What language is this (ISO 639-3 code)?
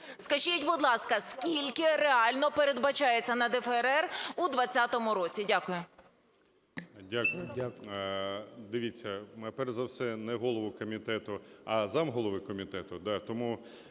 ukr